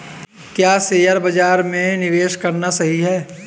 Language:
Hindi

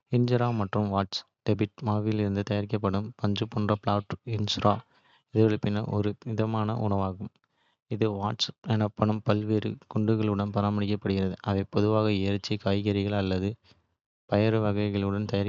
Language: Kota (India)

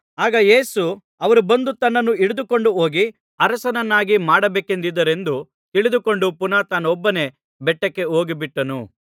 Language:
Kannada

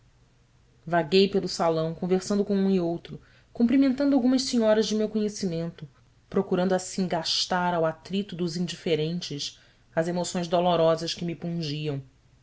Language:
Portuguese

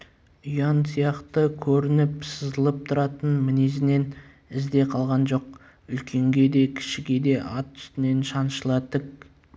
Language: Kazakh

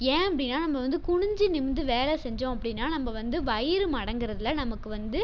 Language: Tamil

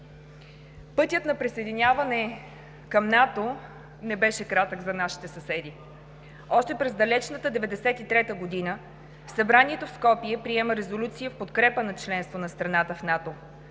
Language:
Bulgarian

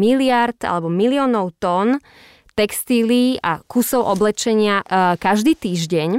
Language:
Slovak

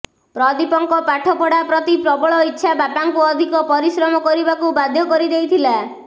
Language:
Odia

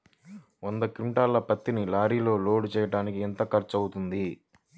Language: Telugu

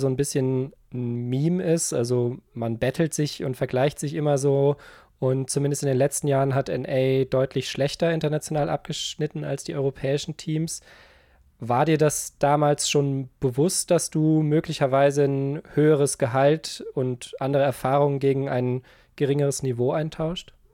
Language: German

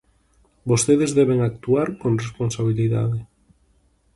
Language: Galician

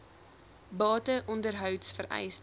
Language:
Afrikaans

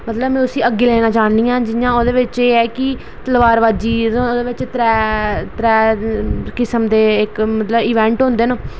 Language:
Dogri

